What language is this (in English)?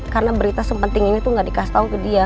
Indonesian